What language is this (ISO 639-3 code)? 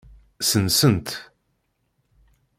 kab